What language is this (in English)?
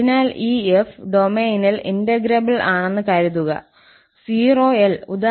Malayalam